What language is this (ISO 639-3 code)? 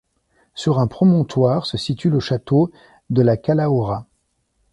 fra